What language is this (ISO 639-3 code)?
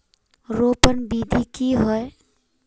mag